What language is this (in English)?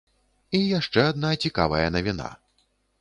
Belarusian